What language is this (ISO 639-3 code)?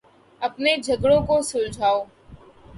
urd